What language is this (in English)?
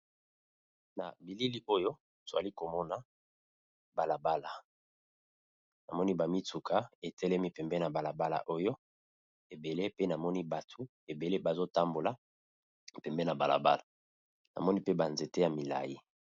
Lingala